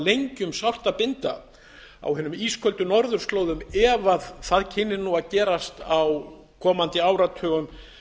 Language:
Icelandic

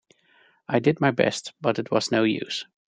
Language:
English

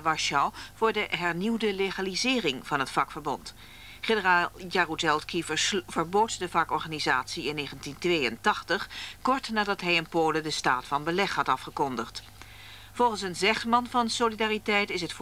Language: Dutch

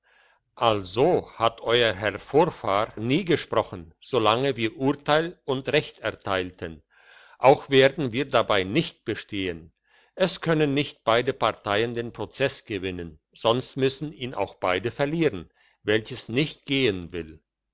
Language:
German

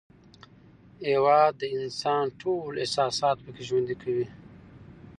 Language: Pashto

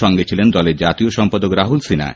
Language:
Bangla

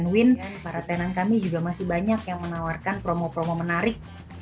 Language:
Indonesian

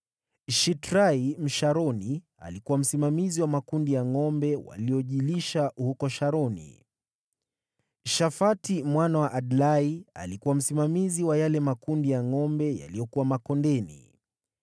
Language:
Swahili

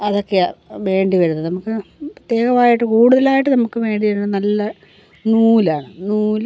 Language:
Malayalam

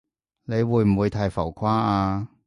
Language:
Cantonese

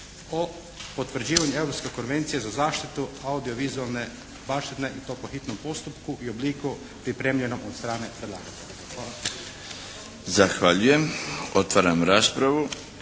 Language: Croatian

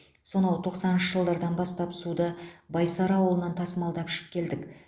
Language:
Kazakh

